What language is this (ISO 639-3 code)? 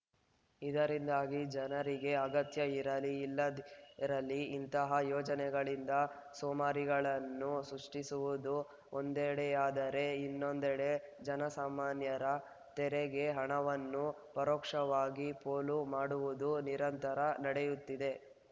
kan